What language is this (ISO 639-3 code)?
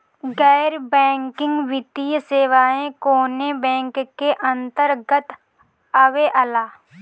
bho